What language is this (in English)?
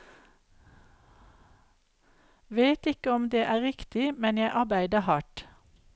Norwegian